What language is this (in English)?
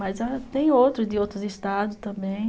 Portuguese